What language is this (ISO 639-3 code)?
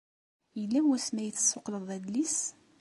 kab